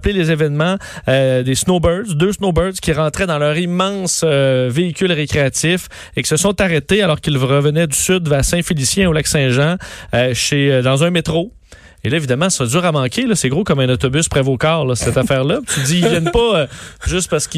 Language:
French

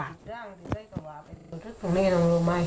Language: Thai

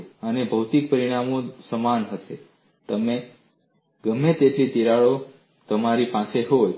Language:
Gujarati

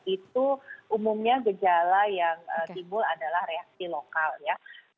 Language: Indonesian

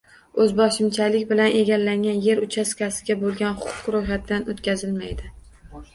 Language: Uzbek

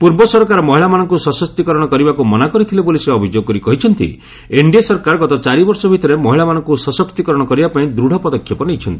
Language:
Odia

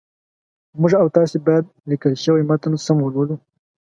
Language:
Pashto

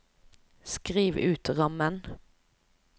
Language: Norwegian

